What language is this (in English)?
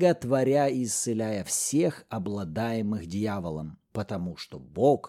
Russian